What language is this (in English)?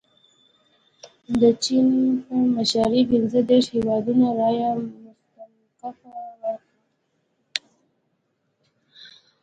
Pashto